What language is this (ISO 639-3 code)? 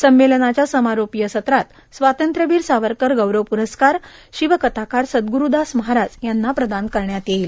mar